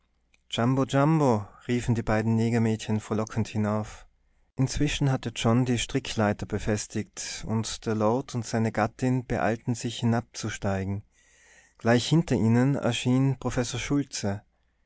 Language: German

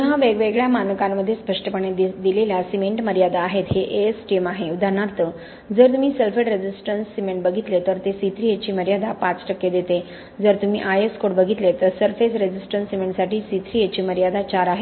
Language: Marathi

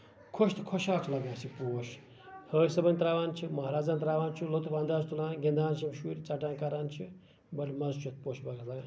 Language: Kashmiri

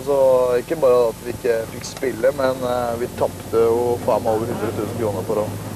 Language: Norwegian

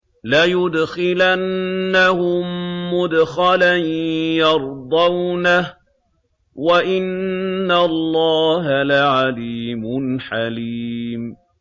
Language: Arabic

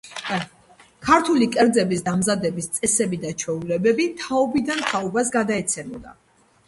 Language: Georgian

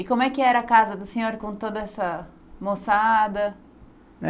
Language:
Portuguese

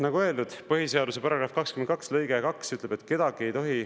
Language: Estonian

